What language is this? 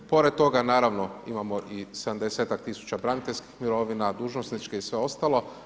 Croatian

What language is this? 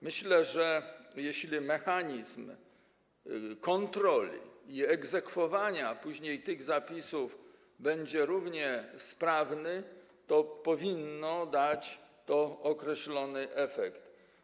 Polish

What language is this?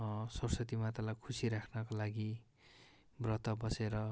Nepali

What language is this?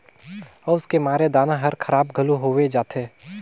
Chhattisgarhi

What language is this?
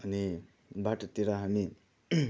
Nepali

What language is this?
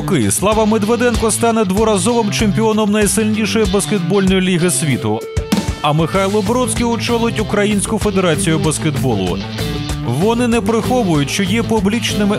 Russian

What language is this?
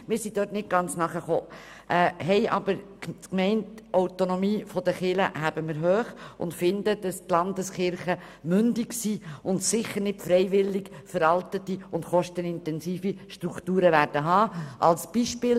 Swiss German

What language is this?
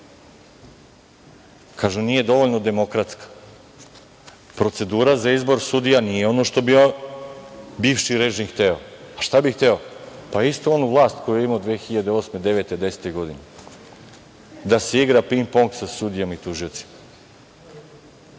Serbian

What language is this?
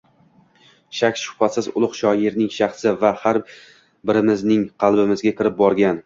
Uzbek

